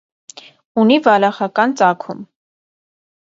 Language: Armenian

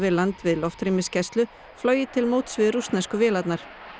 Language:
Icelandic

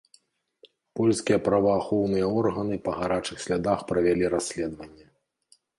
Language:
Belarusian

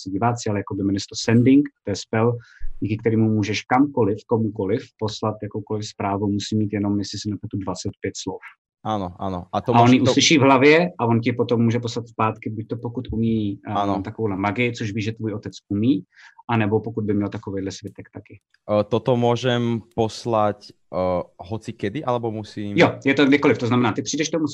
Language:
Czech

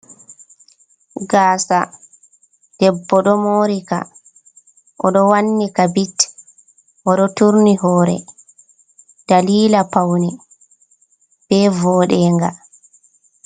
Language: Fula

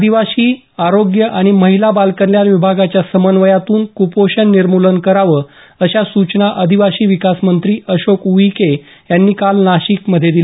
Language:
Marathi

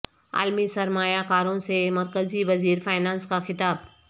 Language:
Urdu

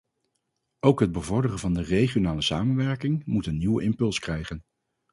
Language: Dutch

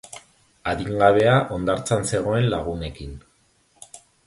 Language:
Basque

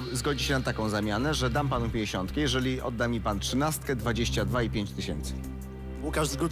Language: Polish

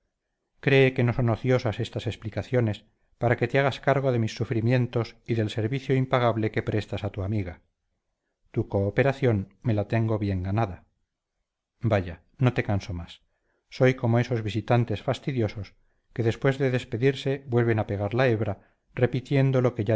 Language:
Spanish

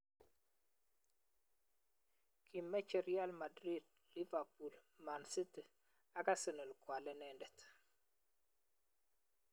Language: Kalenjin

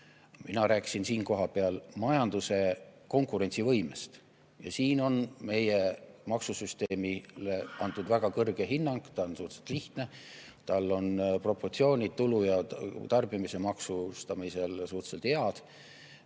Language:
Estonian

